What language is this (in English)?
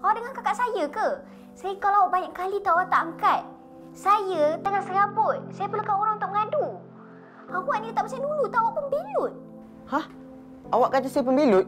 Malay